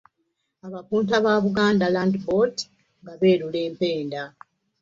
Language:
Ganda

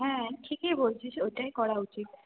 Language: Bangla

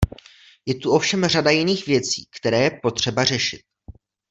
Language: Czech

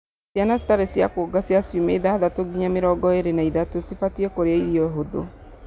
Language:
Kikuyu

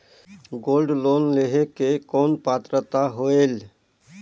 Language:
Chhattisgarhi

